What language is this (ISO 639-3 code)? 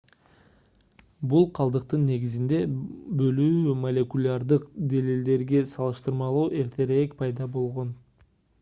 kir